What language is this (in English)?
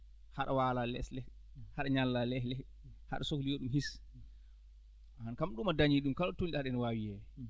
Fula